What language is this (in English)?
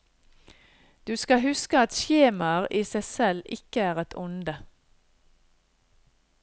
Norwegian